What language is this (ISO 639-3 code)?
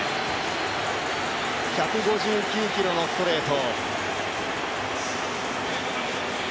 jpn